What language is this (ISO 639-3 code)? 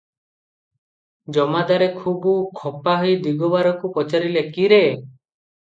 ori